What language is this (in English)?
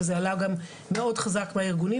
Hebrew